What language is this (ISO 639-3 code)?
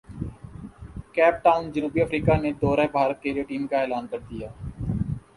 urd